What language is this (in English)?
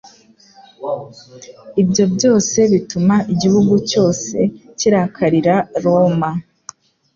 Kinyarwanda